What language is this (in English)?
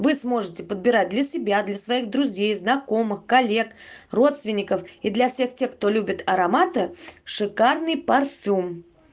Russian